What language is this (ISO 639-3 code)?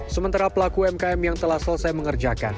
ind